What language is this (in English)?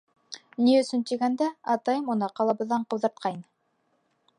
Bashkir